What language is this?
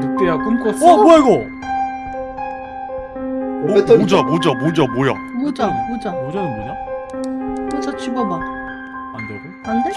Korean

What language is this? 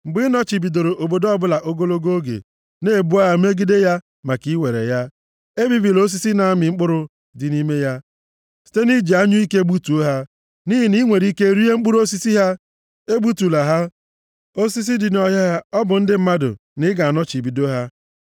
Igbo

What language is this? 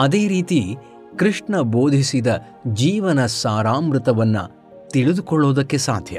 Kannada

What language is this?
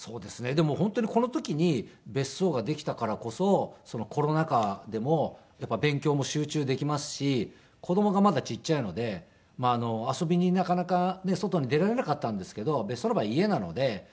Japanese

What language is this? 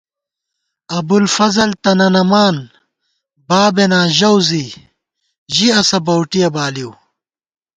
Gawar-Bati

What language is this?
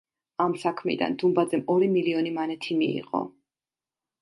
Georgian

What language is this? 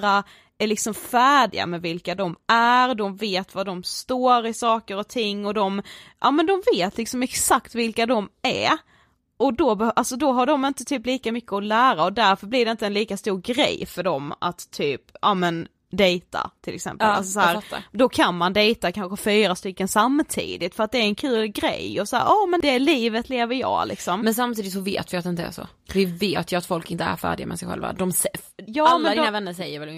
Swedish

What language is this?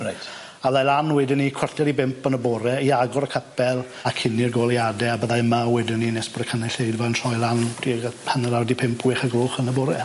Welsh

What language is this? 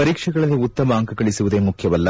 Kannada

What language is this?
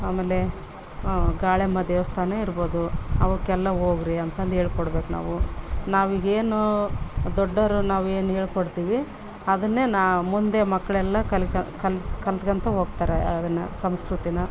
Kannada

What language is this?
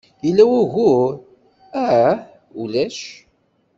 Kabyle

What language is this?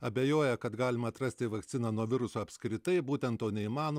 Lithuanian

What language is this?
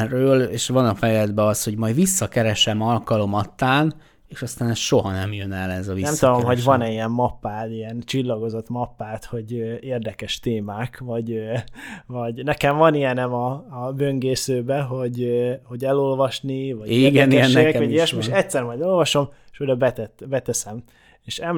Hungarian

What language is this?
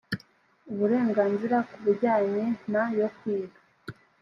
Kinyarwanda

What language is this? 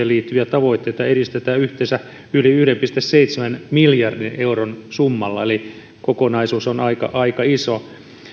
Finnish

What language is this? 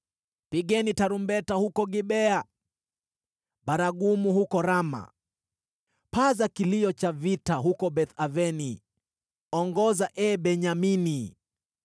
Swahili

